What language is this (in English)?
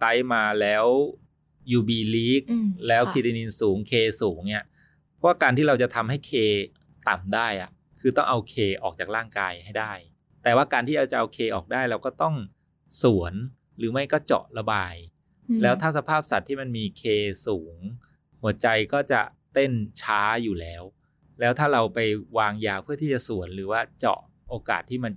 Thai